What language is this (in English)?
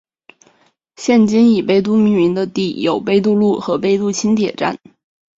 Chinese